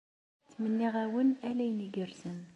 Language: Kabyle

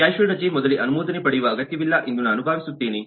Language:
Kannada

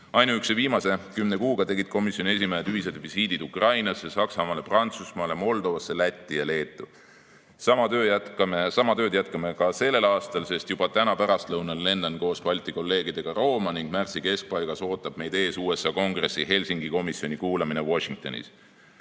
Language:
Estonian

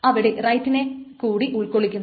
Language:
Malayalam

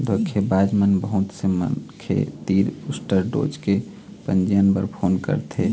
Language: Chhattisgarhi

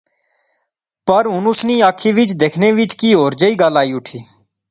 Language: Pahari-Potwari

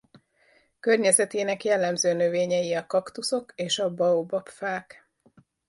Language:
Hungarian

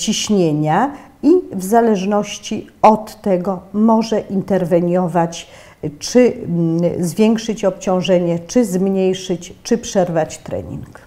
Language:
Polish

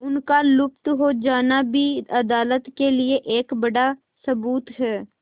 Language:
Hindi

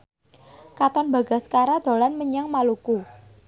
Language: Javanese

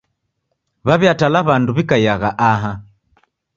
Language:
Taita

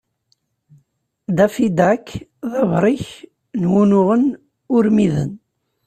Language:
Kabyle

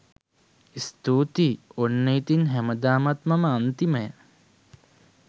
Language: Sinhala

